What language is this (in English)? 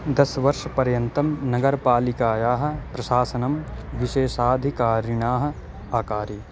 Sanskrit